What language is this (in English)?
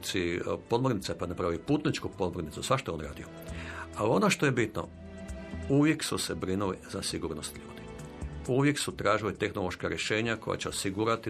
Croatian